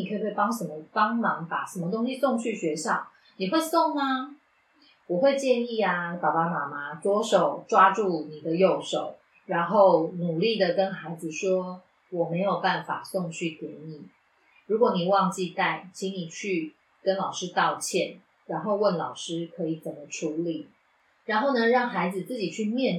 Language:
Chinese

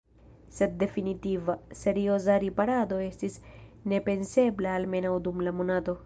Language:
Esperanto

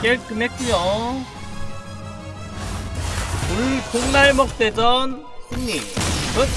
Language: Korean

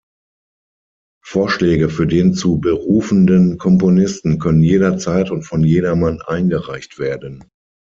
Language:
German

